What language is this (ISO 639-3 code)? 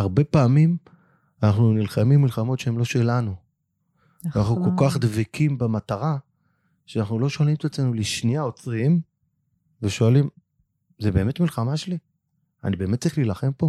heb